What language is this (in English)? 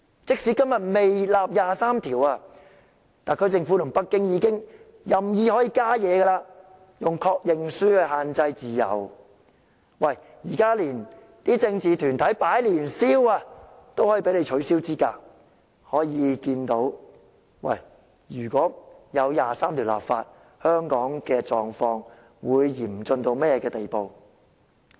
Cantonese